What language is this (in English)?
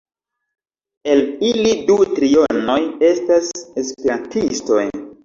Esperanto